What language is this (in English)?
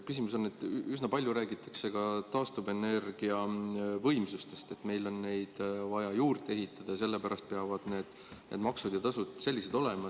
Estonian